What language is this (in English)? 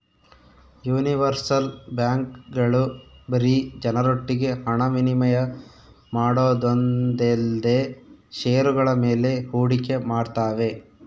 Kannada